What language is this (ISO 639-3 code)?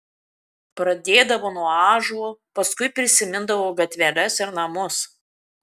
lit